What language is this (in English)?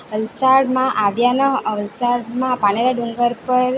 Gujarati